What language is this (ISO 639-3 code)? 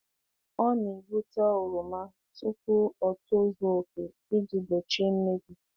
ibo